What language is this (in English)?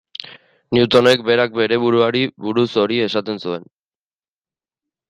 Basque